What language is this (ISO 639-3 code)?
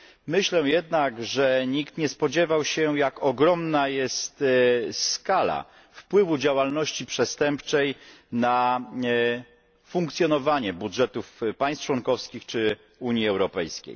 pol